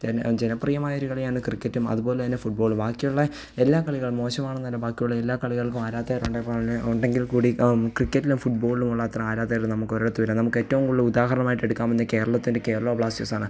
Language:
Malayalam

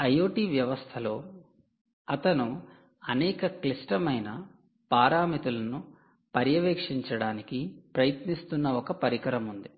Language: Telugu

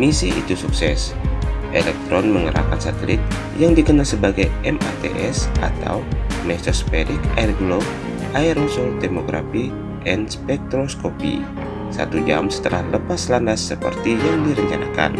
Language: Indonesian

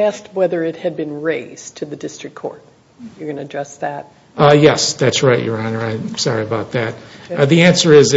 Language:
English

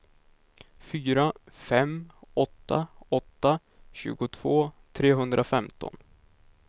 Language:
Swedish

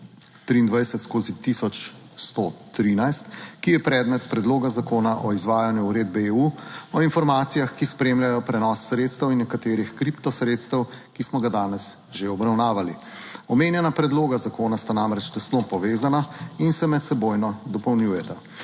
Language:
Slovenian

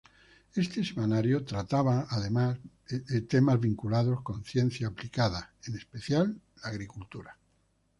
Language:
Spanish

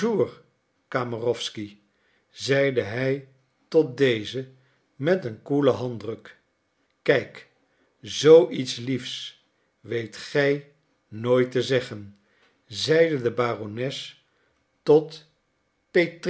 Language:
Dutch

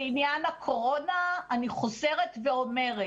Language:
Hebrew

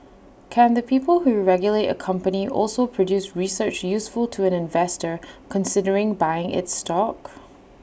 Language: English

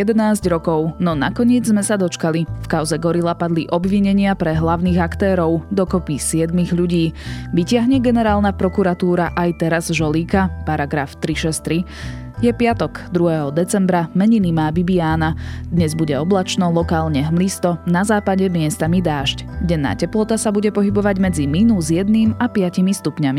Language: Slovak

